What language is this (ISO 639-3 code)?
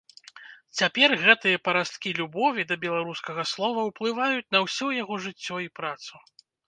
bel